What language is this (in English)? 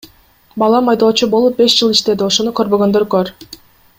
Kyrgyz